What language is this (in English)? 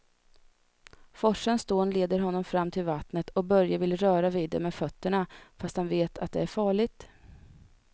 Swedish